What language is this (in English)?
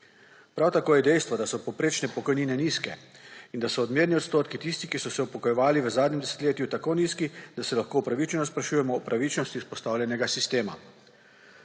Slovenian